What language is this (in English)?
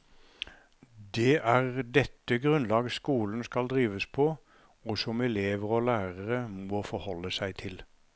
Norwegian